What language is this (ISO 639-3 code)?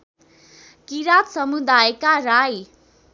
nep